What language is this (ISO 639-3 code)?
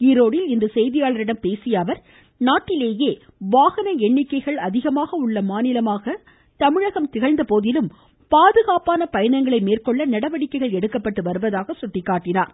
tam